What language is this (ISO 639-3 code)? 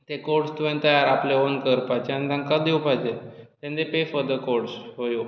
kok